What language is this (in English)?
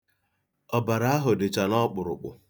Igbo